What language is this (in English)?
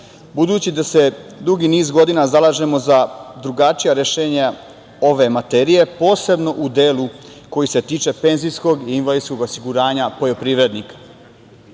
Serbian